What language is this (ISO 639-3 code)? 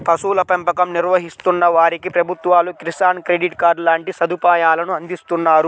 tel